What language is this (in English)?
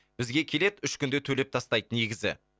Kazakh